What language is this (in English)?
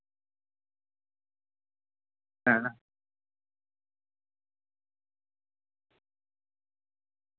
Dogri